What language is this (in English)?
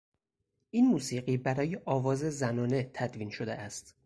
Persian